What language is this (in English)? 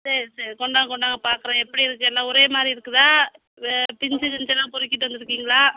Tamil